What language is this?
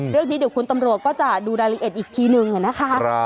Thai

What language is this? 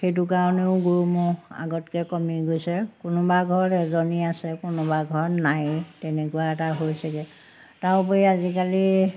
Assamese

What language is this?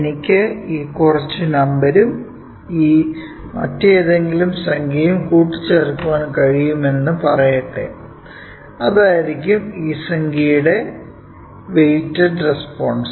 Malayalam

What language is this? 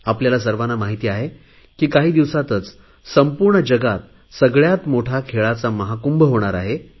Marathi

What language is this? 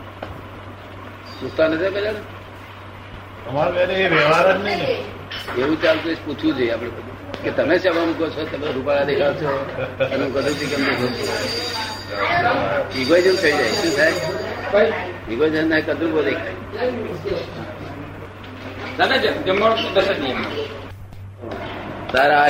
Gujarati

